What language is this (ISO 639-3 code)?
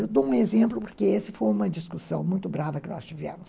por